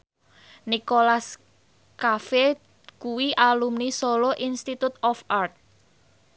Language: Javanese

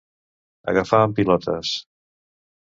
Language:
Catalan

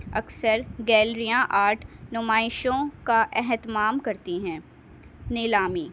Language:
Urdu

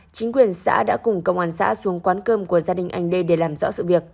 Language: Vietnamese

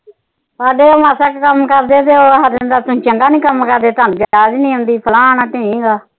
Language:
Punjabi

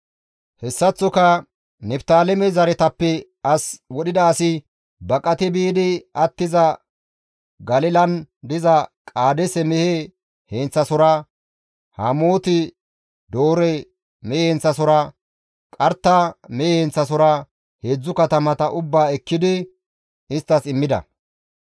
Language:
Gamo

